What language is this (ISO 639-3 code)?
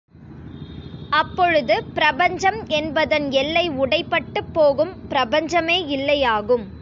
tam